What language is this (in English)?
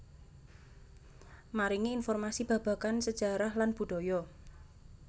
Javanese